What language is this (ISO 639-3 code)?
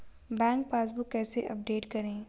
hin